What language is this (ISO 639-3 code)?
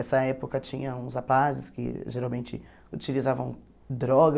por